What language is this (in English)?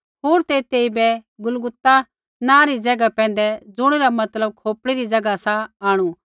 Kullu Pahari